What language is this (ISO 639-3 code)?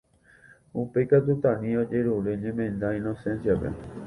grn